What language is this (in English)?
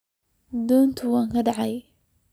Somali